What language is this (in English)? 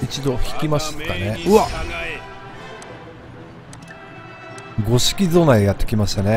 Japanese